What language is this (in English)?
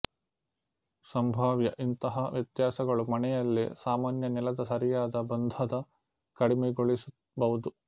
Kannada